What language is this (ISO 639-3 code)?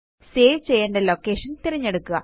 mal